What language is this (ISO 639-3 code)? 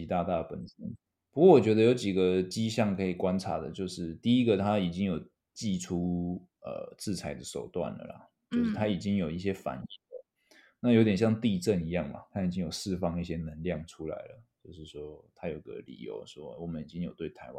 zho